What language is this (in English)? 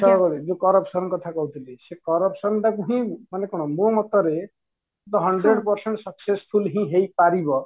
Odia